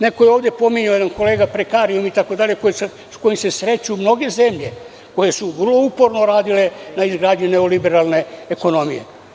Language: Serbian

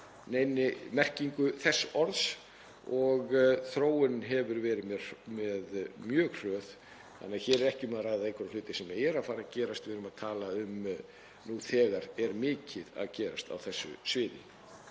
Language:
Icelandic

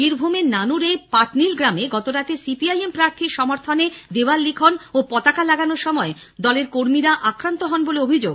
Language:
Bangla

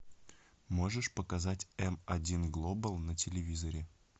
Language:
Russian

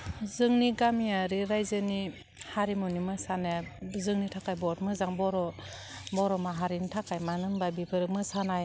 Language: Bodo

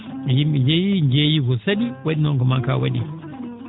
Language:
Fula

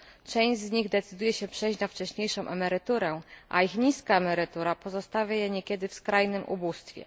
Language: Polish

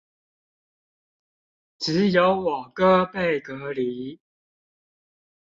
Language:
Chinese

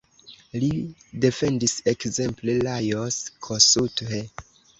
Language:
Esperanto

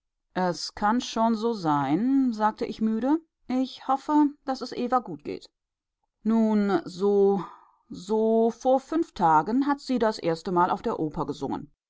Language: German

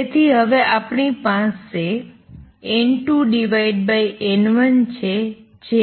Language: Gujarati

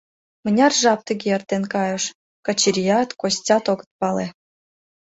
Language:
Mari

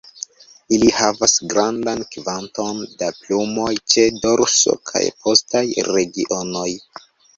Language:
Esperanto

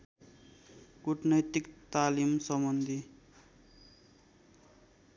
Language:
Nepali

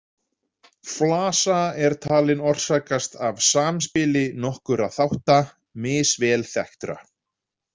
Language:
Icelandic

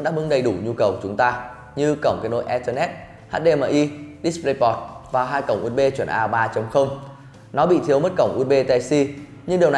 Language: Vietnamese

